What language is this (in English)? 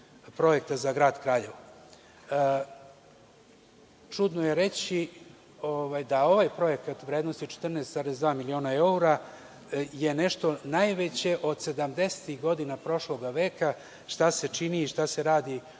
Serbian